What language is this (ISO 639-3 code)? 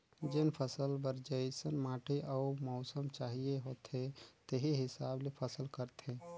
hne